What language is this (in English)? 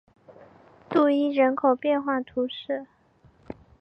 Chinese